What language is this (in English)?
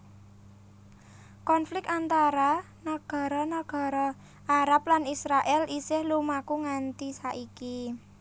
Javanese